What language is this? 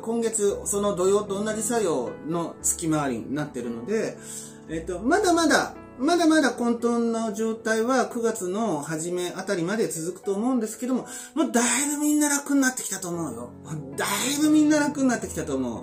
Japanese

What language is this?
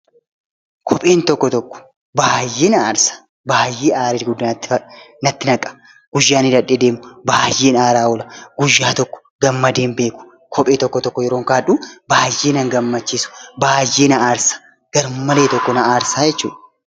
Oromo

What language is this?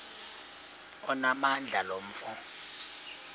Xhosa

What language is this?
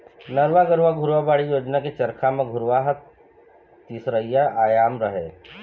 Chhattisgarhi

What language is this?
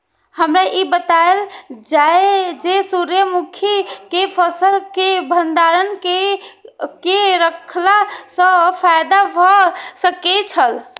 Maithili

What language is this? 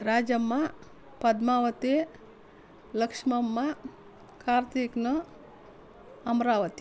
Kannada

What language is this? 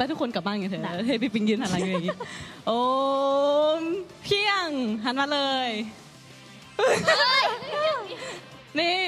Thai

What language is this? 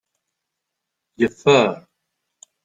Kabyle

